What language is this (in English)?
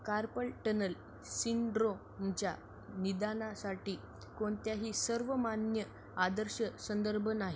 Marathi